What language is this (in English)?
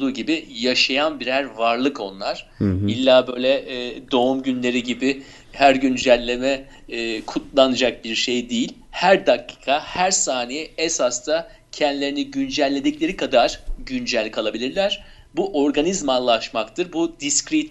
Turkish